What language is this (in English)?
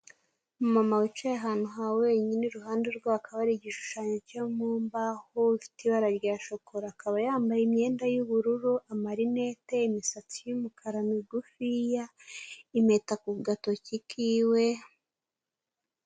Kinyarwanda